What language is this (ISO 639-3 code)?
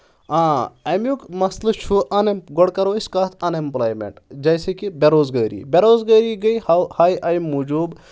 kas